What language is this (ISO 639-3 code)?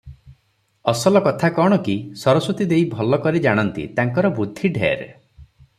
ori